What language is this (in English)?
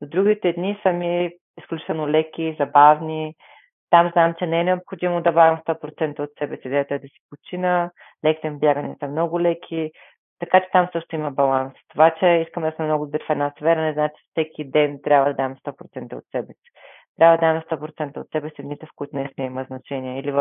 Bulgarian